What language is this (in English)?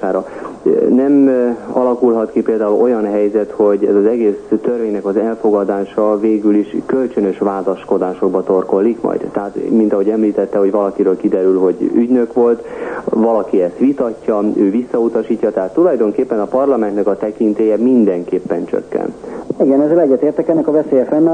Hungarian